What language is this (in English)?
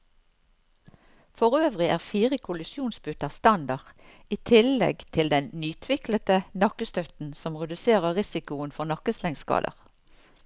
Norwegian